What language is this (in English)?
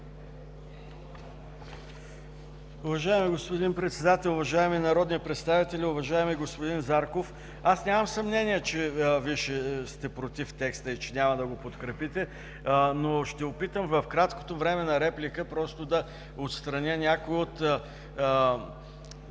Bulgarian